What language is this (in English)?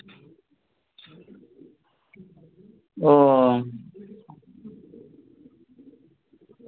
Bangla